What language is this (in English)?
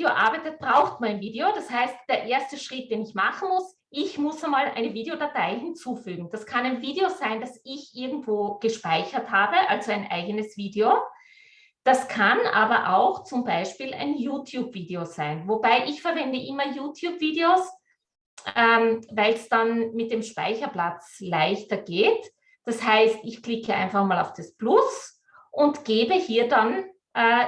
German